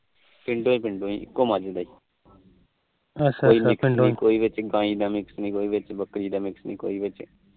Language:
Punjabi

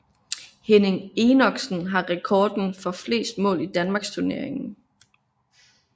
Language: Danish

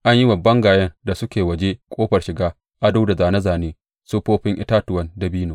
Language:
Hausa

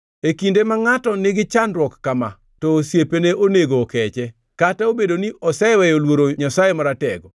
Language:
Luo (Kenya and Tanzania)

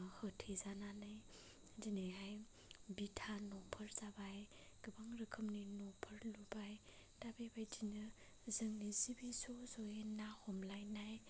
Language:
Bodo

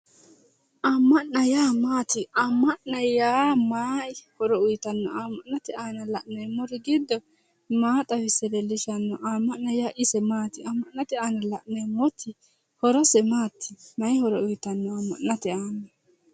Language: Sidamo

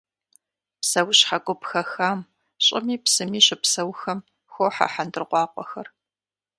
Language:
Kabardian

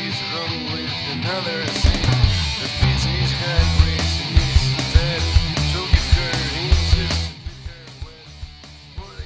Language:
Greek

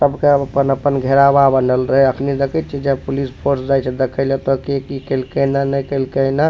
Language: Maithili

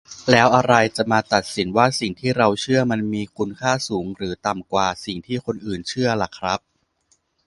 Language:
Thai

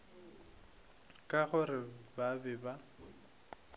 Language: Northern Sotho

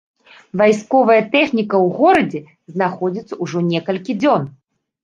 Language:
Belarusian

